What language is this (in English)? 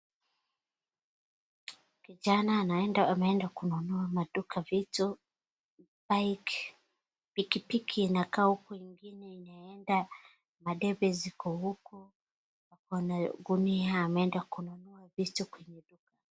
Swahili